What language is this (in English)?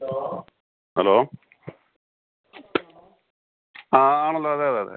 Malayalam